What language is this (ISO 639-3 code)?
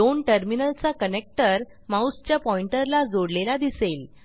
mar